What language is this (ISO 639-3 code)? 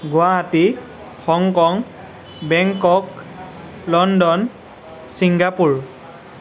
asm